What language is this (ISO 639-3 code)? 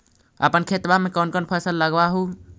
mag